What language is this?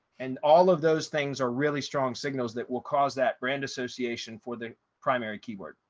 English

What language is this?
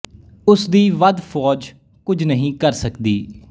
Punjabi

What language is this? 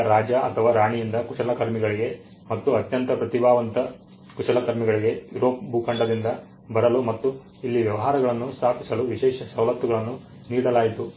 Kannada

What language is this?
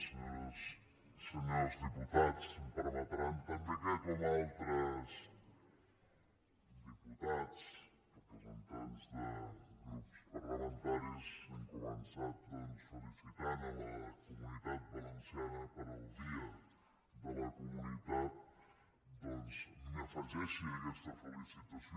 Catalan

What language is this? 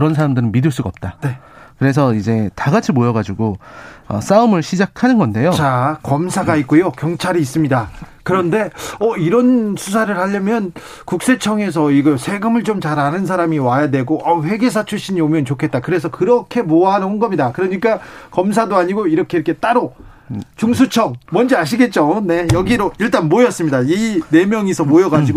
Korean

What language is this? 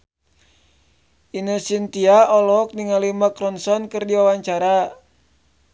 Sundanese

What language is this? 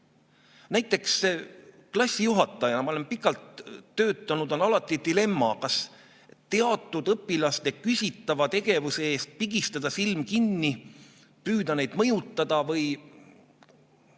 Estonian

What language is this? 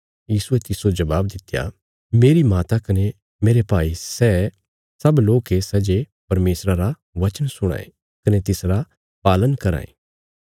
Bilaspuri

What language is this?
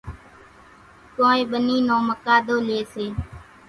Kachi Koli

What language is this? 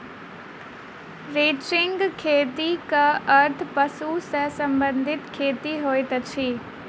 Maithili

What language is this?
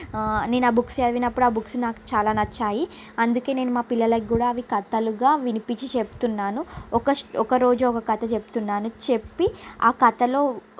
Telugu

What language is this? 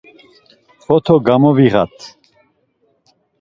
Laz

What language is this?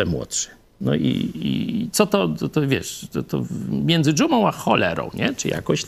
Polish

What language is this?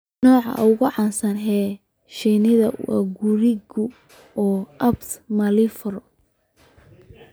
Somali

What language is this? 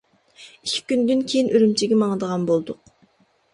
Uyghur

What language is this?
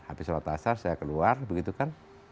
Indonesian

